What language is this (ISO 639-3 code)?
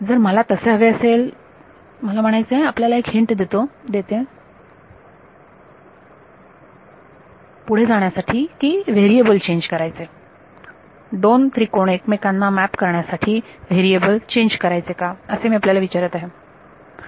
mar